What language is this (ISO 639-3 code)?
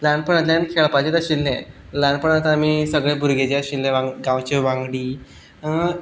kok